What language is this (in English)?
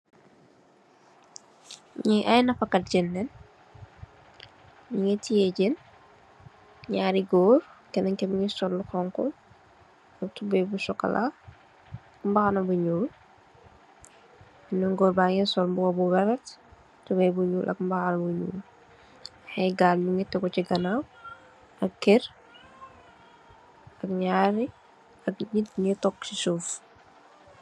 Wolof